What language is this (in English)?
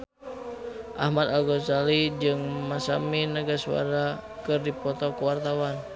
Sundanese